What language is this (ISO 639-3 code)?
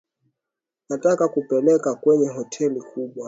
swa